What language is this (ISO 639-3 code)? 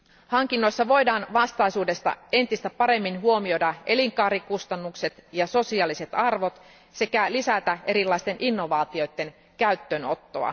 fin